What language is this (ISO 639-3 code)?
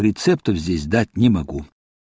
rus